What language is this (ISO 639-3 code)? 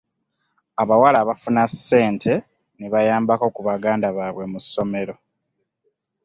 lug